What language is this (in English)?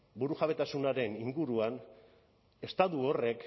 Basque